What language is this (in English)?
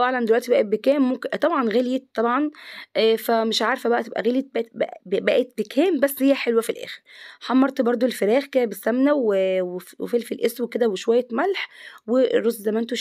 Arabic